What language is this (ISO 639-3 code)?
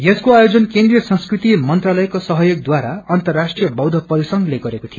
nep